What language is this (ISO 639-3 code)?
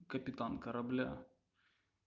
rus